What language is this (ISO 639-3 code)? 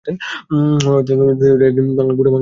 ben